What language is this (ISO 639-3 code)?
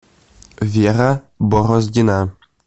rus